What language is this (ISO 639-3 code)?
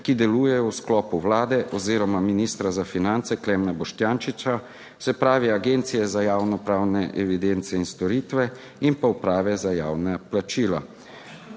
slv